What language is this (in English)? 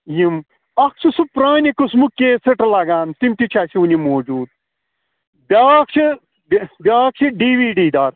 Kashmiri